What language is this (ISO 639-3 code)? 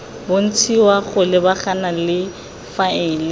tsn